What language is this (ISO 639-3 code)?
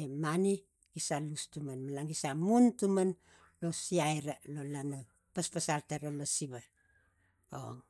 tgc